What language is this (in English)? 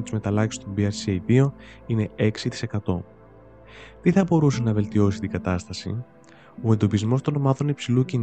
Greek